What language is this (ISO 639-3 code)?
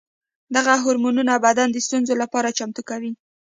pus